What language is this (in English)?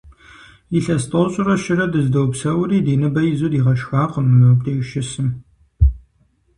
Kabardian